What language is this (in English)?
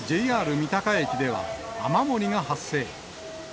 Japanese